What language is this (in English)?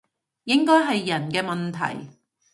Cantonese